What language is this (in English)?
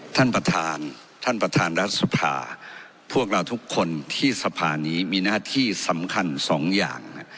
Thai